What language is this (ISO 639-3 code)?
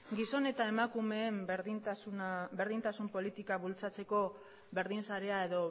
eus